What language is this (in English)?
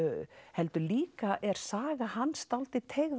Icelandic